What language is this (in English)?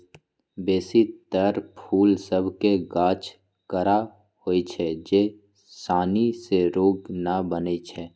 Magahi